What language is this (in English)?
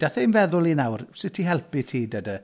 Welsh